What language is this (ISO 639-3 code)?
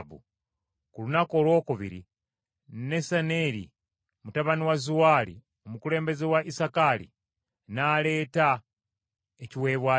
lug